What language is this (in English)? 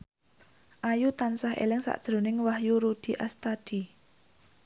Javanese